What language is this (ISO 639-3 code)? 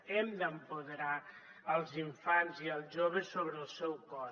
cat